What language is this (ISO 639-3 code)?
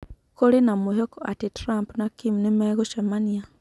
kik